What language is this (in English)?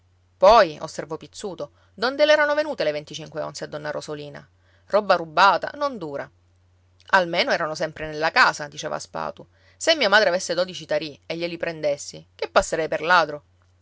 Italian